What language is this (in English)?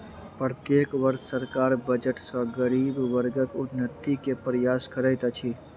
Maithili